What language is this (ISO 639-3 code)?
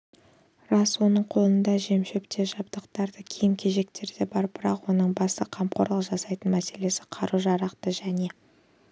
kaz